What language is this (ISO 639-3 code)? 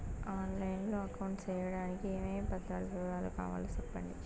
tel